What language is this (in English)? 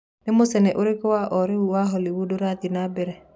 Kikuyu